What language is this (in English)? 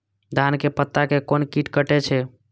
Maithili